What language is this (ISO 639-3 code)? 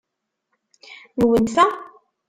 kab